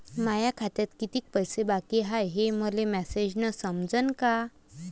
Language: Marathi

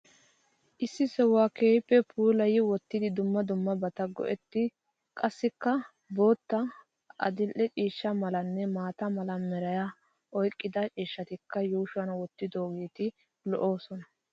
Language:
Wolaytta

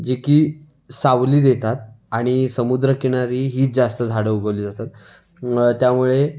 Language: Marathi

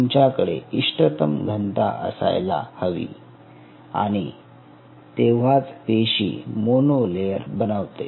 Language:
Marathi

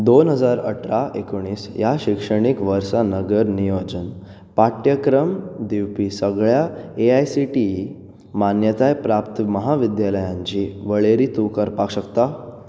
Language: Konkani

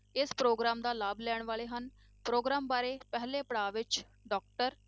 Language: Punjabi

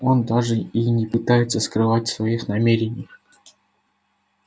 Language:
Russian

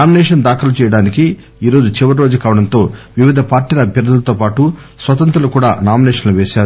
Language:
Telugu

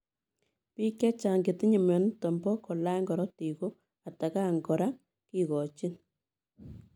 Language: Kalenjin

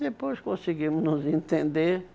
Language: Portuguese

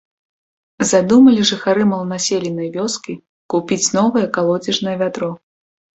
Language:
Belarusian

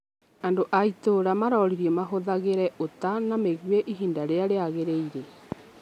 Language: Kikuyu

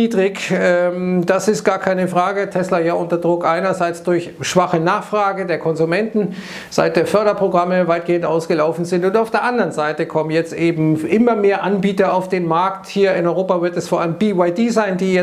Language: German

